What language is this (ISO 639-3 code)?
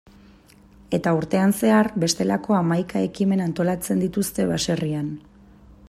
eus